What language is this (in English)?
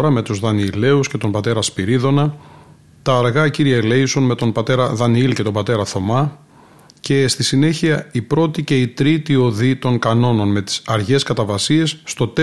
Greek